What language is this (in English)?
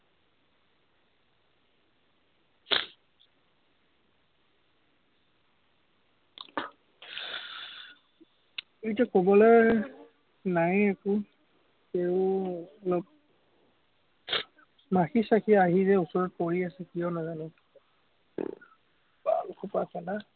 Assamese